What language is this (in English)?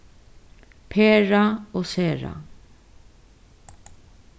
Faroese